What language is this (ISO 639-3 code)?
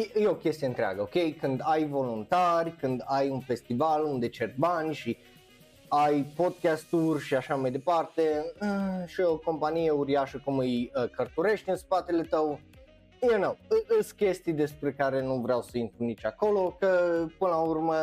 ron